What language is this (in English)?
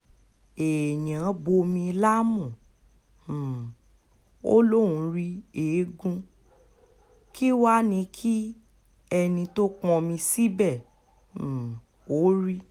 Yoruba